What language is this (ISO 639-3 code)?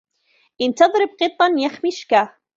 ara